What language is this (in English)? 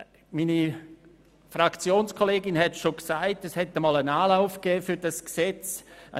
Swiss German